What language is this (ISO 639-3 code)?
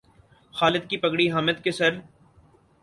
urd